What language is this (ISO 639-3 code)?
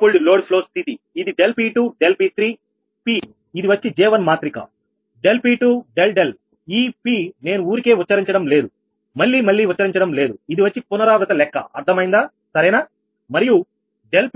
tel